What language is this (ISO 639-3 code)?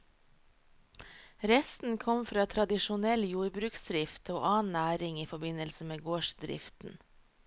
nor